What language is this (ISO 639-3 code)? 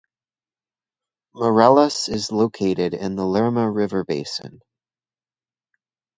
eng